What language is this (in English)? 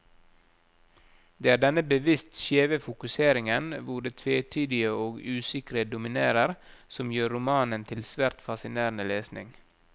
Norwegian